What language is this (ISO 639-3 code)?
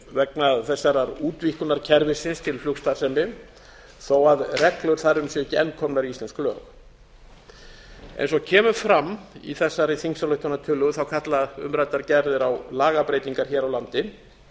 isl